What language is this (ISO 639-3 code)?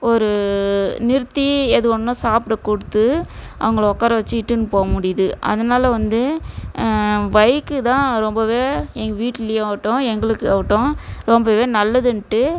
tam